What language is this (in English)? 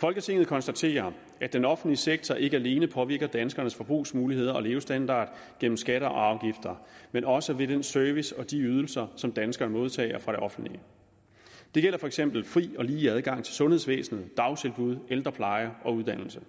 Danish